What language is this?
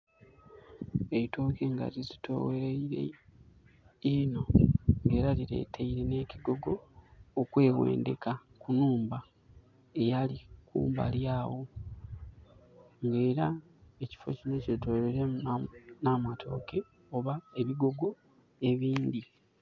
Soga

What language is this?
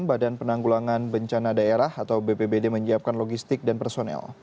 Indonesian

